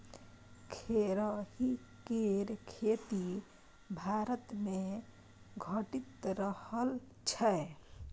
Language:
Maithili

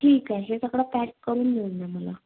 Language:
Marathi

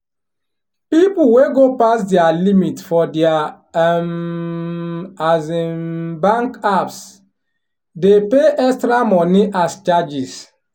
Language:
Nigerian Pidgin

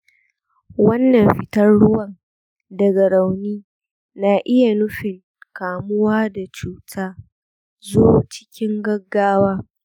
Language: Hausa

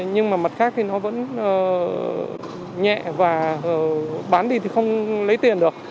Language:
Vietnamese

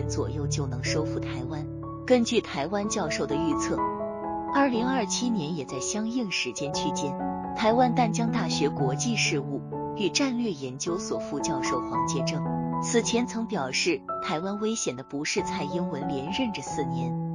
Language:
Chinese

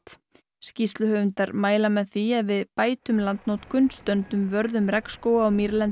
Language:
Icelandic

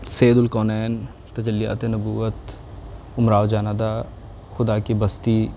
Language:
Urdu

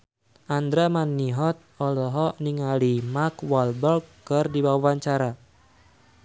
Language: Sundanese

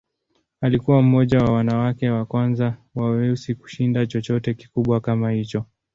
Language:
Swahili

